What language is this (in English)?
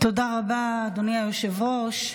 Hebrew